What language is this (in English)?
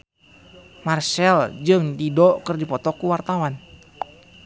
Sundanese